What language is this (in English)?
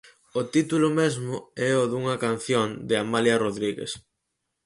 Galician